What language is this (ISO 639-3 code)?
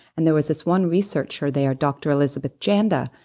eng